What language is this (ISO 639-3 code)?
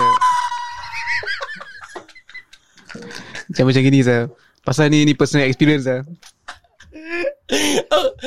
msa